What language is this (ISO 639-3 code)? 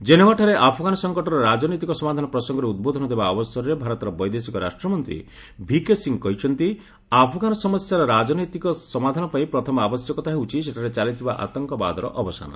ori